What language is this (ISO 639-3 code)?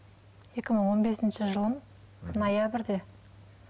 kaz